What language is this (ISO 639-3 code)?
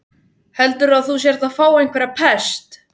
isl